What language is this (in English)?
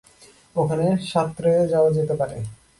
Bangla